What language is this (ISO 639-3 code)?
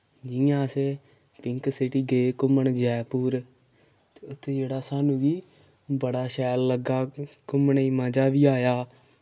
doi